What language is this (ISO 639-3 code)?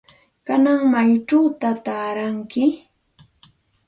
qxt